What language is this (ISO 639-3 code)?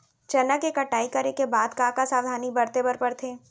hne